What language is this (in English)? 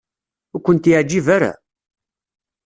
Kabyle